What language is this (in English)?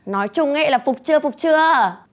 Vietnamese